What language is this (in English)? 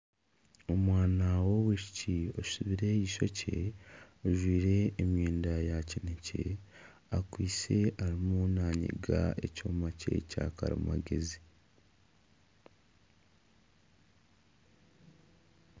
Nyankole